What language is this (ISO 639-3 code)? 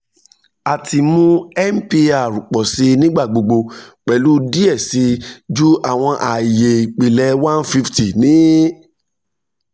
yor